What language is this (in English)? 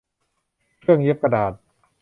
Thai